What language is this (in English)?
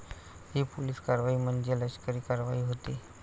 Marathi